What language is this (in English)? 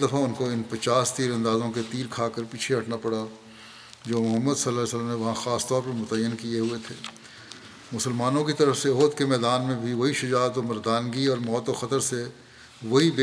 Urdu